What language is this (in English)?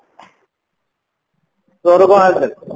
Odia